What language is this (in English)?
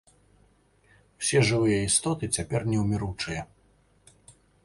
Belarusian